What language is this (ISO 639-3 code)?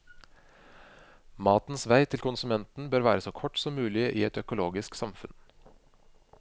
nor